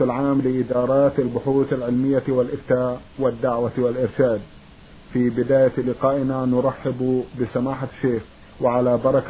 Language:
Arabic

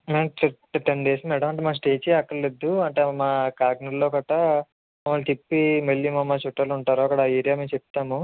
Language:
Telugu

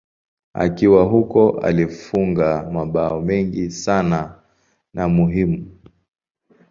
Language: Swahili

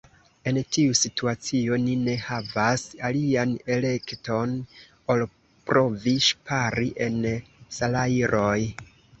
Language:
Esperanto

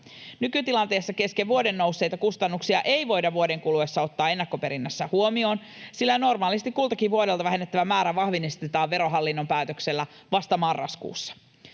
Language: Finnish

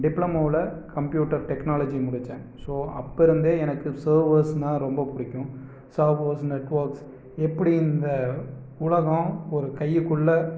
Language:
Tamil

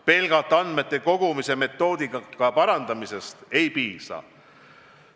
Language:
Estonian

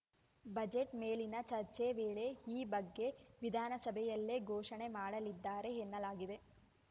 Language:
Kannada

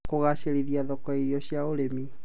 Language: Kikuyu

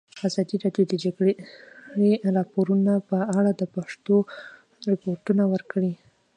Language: Pashto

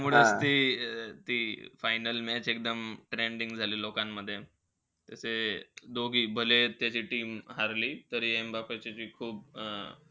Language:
Marathi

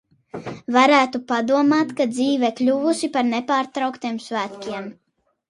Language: Latvian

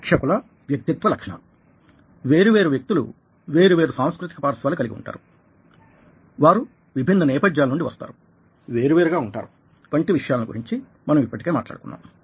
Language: Telugu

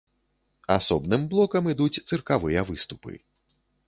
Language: Belarusian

